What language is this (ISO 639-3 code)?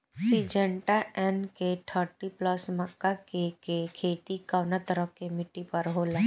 bho